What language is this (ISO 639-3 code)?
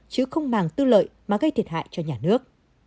vie